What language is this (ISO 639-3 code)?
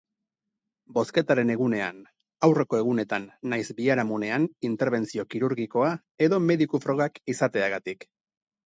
eus